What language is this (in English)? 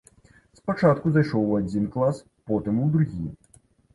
Belarusian